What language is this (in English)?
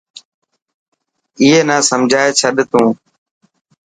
Dhatki